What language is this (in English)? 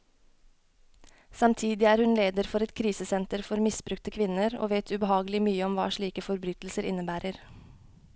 Norwegian